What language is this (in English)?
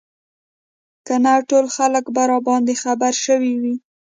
Pashto